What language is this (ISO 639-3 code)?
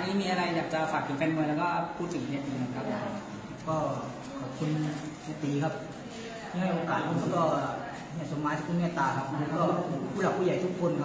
tha